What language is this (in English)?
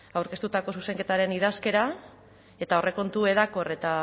Basque